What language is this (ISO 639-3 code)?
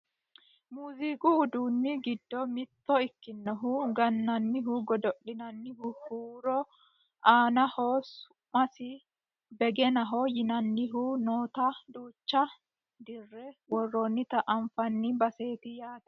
sid